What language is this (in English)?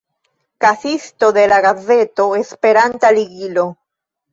Esperanto